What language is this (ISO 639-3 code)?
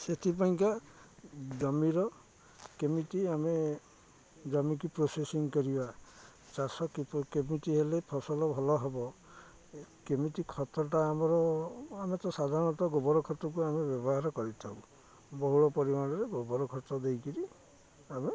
ori